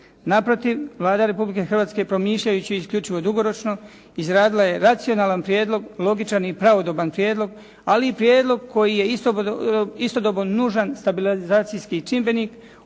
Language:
Croatian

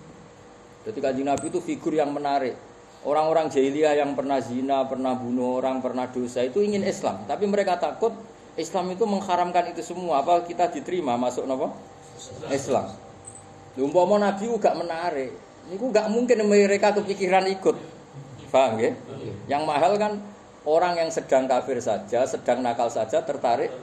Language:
Indonesian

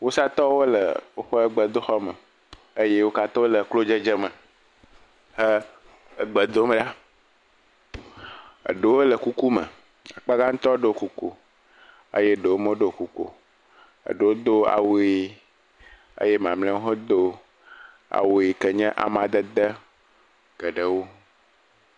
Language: Ewe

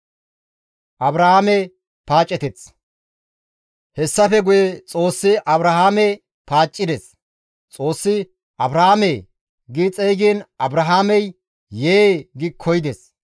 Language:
Gamo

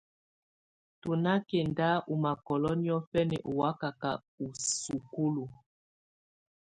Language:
Tunen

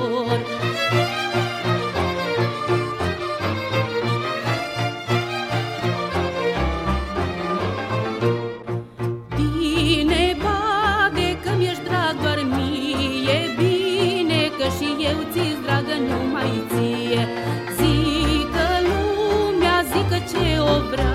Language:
Romanian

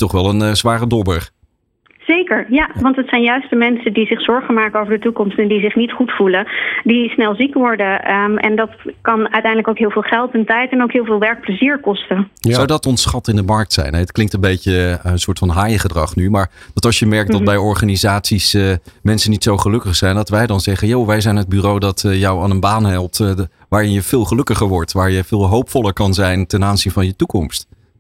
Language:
Dutch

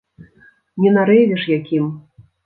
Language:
Belarusian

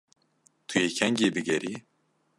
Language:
Kurdish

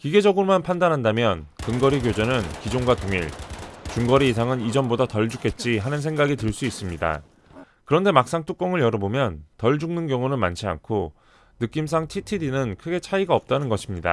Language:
Korean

